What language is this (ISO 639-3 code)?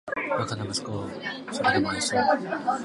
jpn